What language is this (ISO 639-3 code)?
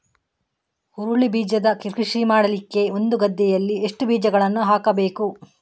kan